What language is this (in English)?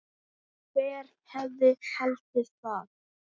Icelandic